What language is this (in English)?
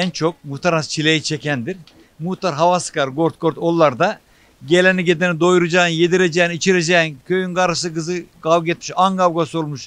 Turkish